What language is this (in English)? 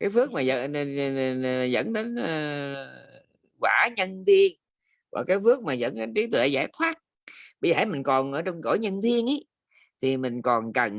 Vietnamese